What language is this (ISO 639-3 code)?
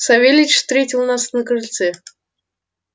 rus